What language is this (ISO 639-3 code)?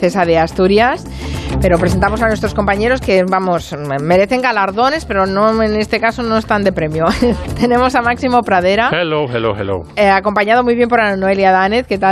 spa